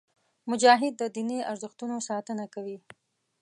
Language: Pashto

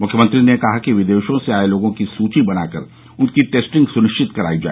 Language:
Hindi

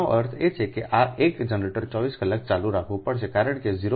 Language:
Gujarati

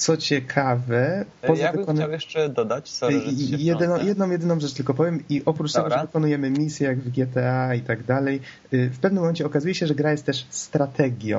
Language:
Polish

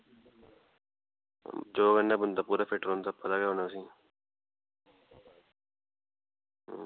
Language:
Dogri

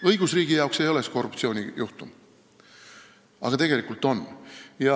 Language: Estonian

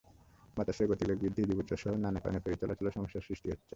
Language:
Bangla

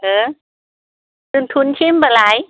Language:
Bodo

